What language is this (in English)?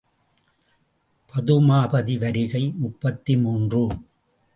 Tamil